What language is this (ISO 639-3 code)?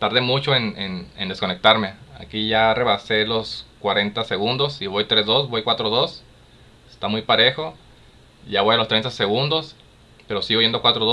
spa